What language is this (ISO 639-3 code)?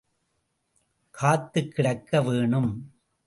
tam